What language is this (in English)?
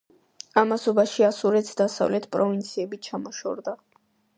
Georgian